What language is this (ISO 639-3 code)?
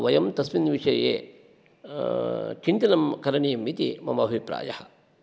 san